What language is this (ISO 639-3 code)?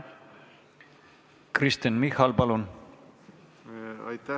est